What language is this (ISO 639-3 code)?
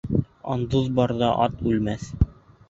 bak